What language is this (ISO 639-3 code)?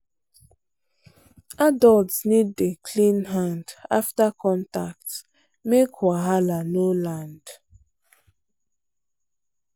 pcm